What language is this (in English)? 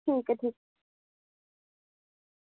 Dogri